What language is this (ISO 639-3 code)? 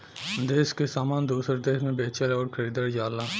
bho